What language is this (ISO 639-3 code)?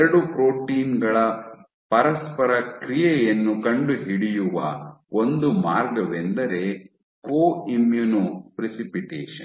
kan